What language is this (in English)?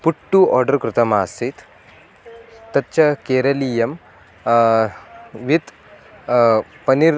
Sanskrit